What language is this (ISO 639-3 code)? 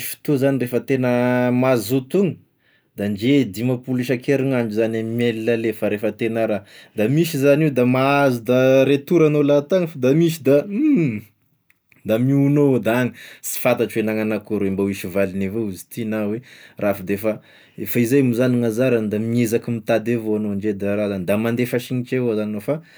tkg